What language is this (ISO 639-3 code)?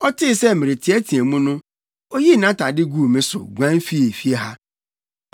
aka